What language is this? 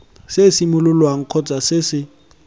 Tswana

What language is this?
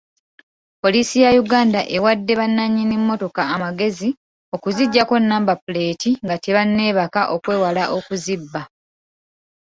Ganda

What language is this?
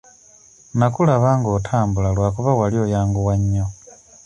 Ganda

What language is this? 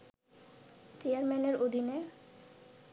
Bangla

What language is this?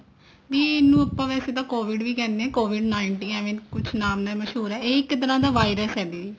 Punjabi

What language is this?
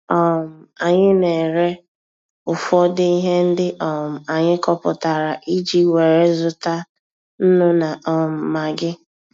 Igbo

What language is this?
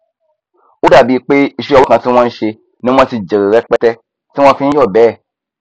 Yoruba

